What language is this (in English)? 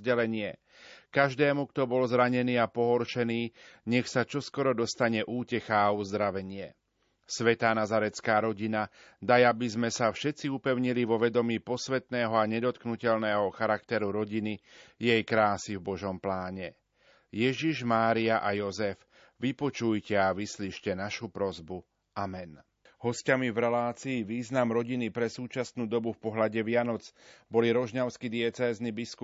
Slovak